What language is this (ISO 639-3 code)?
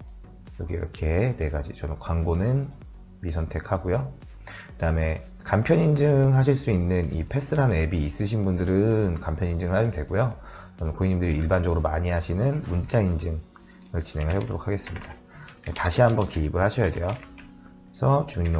kor